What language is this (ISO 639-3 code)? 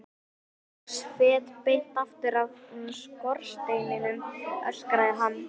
isl